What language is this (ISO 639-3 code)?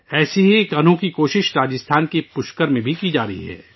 urd